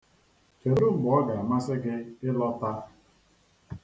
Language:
Igbo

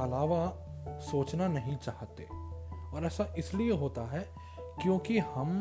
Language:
Hindi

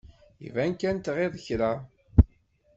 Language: Kabyle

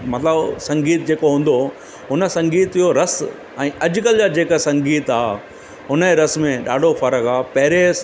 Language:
Sindhi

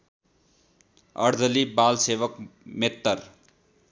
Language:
Nepali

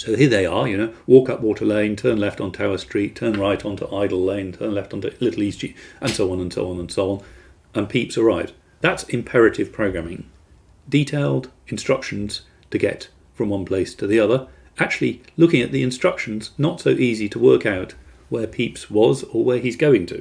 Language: English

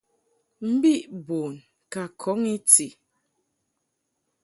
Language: Mungaka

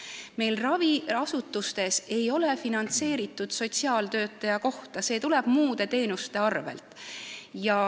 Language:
Estonian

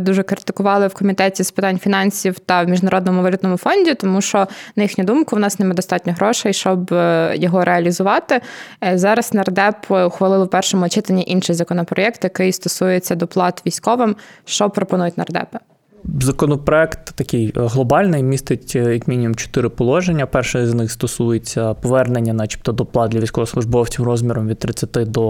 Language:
Ukrainian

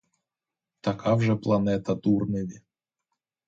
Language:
Ukrainian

